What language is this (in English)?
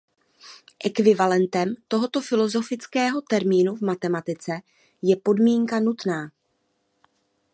Czech